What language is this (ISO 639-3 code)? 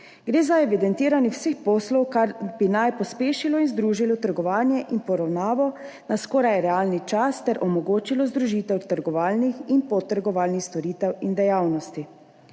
slv